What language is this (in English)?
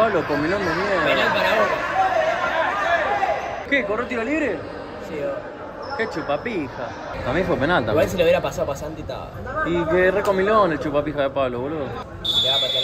Spanish